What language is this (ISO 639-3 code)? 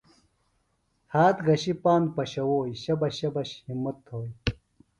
phl